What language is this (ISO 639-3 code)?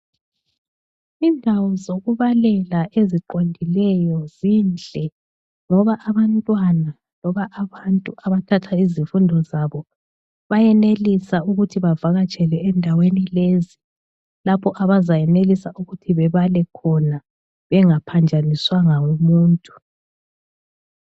nde